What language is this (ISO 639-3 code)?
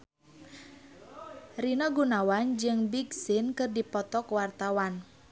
sun